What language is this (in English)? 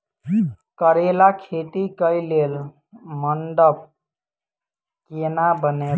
Maithili